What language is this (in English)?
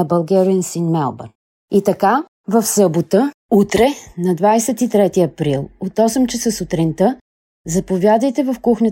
Bulgarian